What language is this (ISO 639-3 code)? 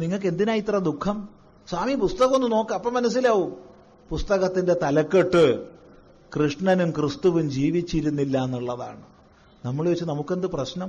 mal